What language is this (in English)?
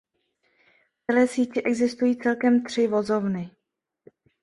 Czech